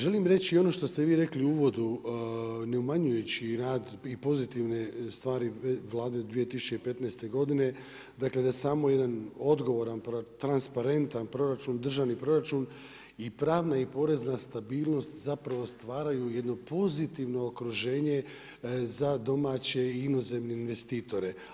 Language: Croatian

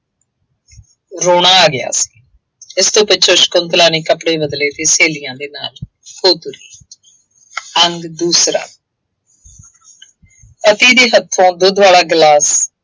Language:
Punjabi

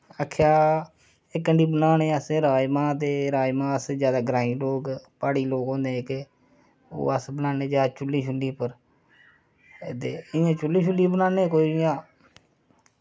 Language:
Dogri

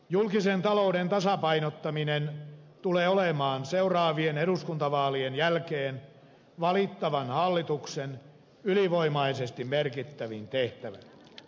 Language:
Finnish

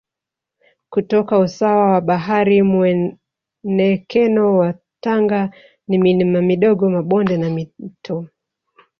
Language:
Swahili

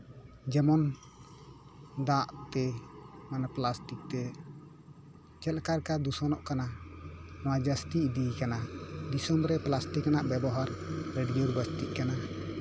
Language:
Santali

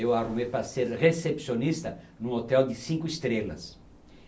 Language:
Portuguese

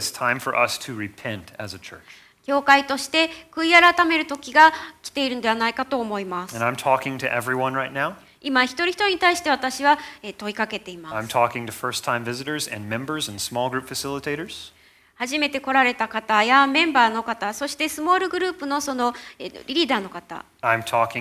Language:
Japanese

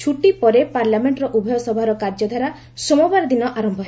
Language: Odia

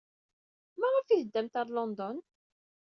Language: Kabyle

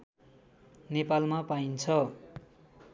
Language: Nepali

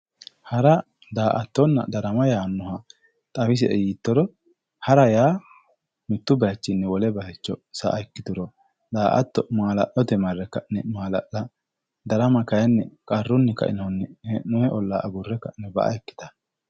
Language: Sidamo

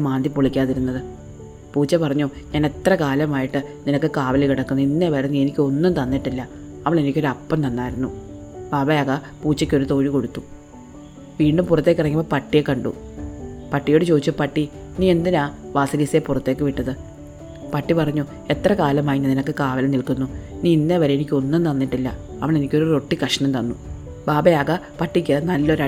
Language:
Malayalam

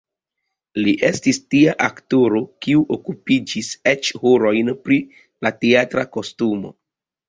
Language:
Esperanto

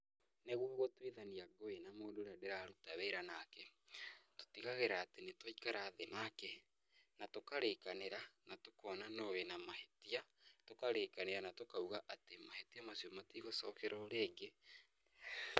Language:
Kikuyu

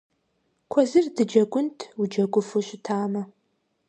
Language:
Kabardian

